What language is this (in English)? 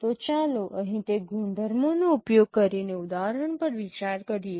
Gujarati